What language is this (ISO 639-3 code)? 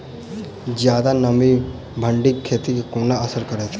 mai